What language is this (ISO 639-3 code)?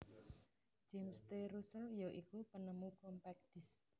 jav